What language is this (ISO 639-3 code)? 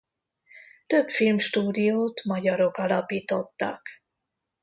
hun